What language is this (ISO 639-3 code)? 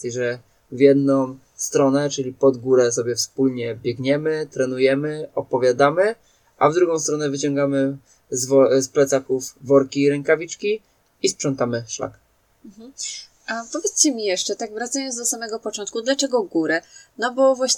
pol